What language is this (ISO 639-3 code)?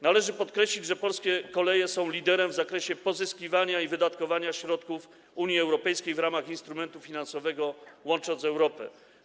pol